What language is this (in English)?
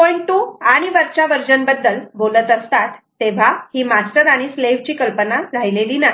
Marathi